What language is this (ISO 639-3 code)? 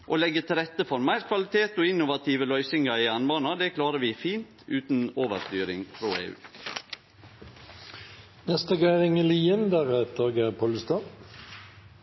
nno